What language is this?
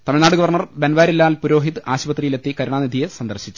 Malayalam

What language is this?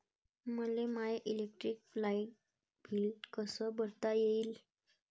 Marathi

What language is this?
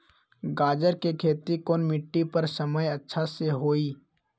Magahi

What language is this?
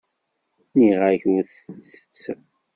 Kabyle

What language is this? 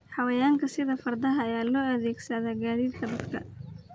Somali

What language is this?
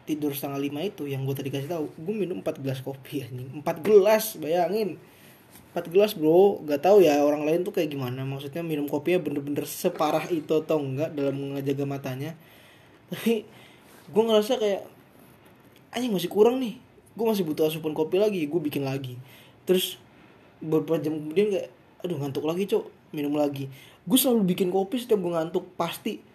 Indonesian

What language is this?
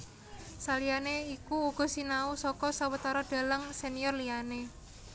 Javanese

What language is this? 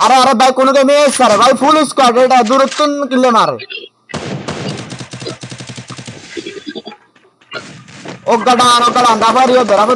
Bangla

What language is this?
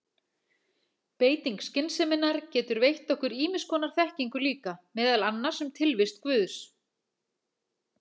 Icelandic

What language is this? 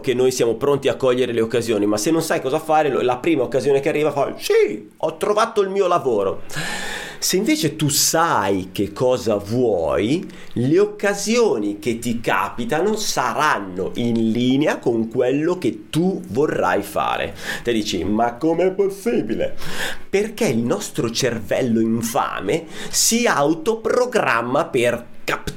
Italian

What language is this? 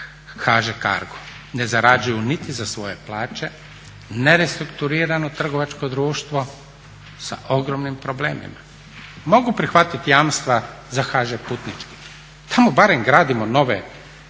Croatian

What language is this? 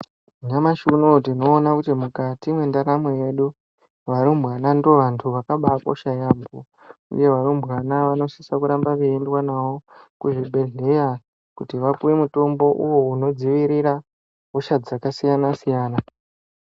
Ndau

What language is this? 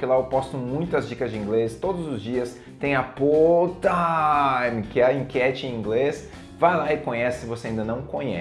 Portuguese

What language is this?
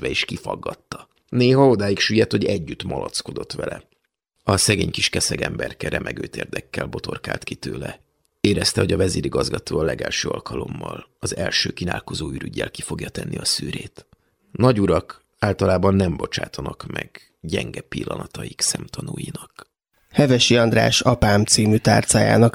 Hungarian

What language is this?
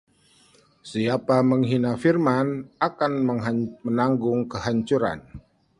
Indonesian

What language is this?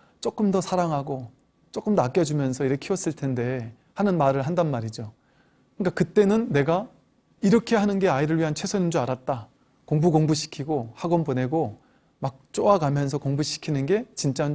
Korean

